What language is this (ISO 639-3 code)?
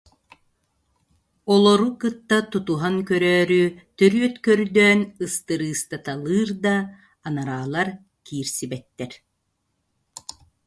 sah